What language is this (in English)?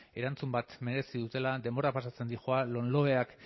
Basque